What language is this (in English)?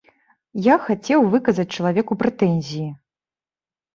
Belarusian